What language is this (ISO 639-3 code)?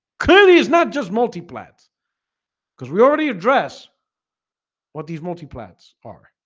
eng